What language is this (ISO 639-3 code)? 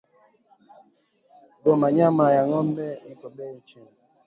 swa